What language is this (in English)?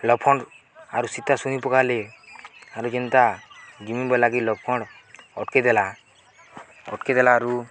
Odia